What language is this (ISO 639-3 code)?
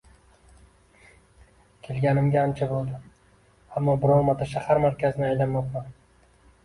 uzb